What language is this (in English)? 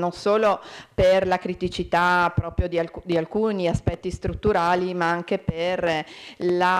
Italian